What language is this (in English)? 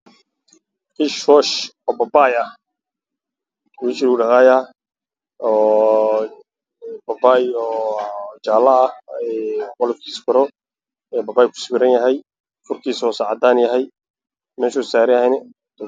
Somali